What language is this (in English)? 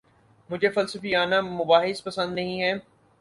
Urdu